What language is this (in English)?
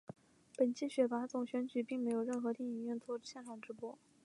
Chinese